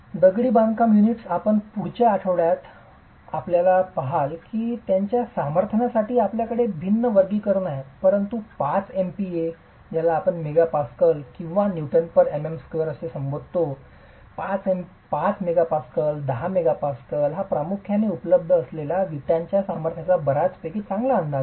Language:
Marathi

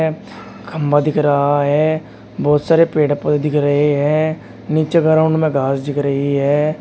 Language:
Hindi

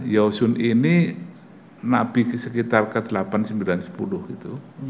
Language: Indonesian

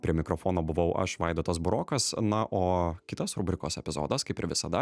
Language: Lithuanian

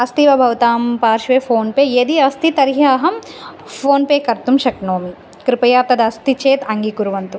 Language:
Sanskrit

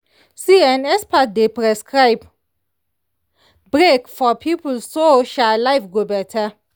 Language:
Nigerian Pidgin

